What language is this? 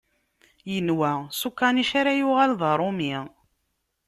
Kabyle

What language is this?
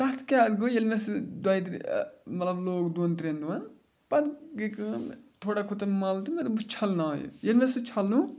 Kashmiri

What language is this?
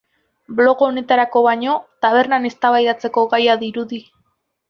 Basque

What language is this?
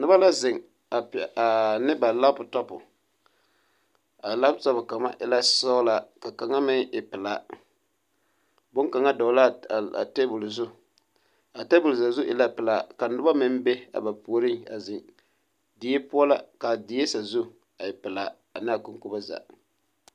Southern Dagaare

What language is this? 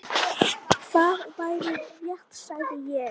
Icelandic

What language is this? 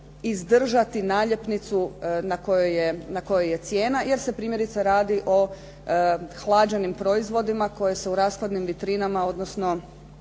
Croatian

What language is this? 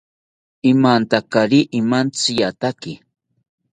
South Ucayali Ashéninka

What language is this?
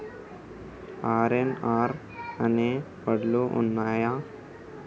Telugu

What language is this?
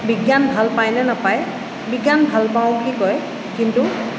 Assamese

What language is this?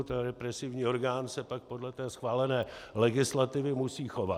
Czech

